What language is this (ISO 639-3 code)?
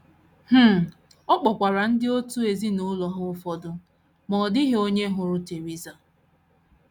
ibo